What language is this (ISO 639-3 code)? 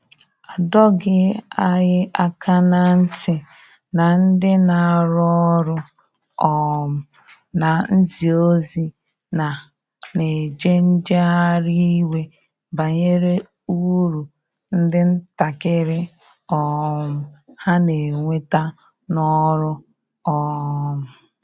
ibo